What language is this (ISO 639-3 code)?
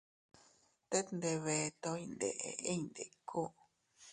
cut